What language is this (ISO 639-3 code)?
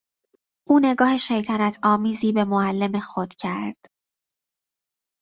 fas